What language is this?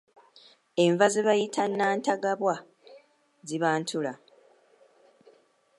Ganda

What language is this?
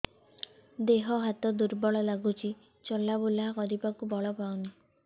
Odia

